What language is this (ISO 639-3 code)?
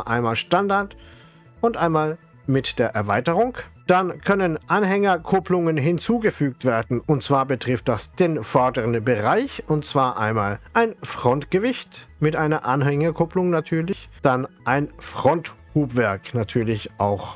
deu